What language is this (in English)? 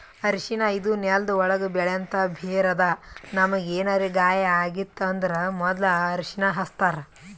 Kannada